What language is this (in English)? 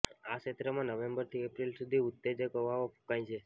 Gujarati